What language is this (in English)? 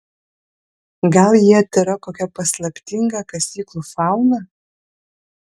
Lithuanian